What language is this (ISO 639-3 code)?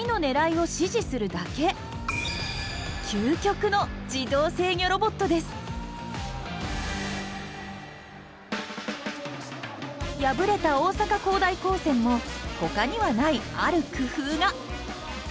jpn